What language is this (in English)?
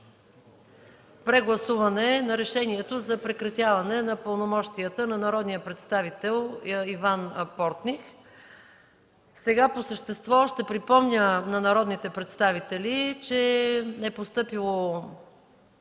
Bulgarian